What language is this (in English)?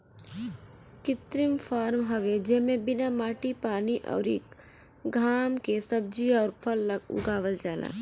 Bhojpuri